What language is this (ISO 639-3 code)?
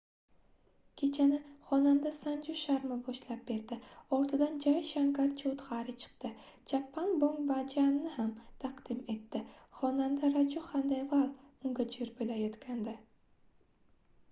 uzb